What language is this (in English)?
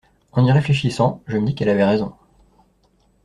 French